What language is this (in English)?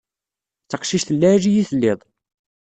Kabyle